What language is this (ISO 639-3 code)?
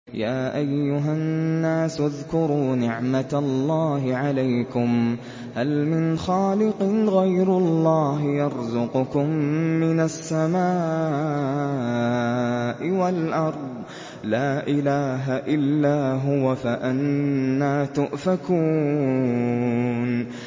ara